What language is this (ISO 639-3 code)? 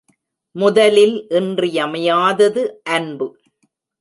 tam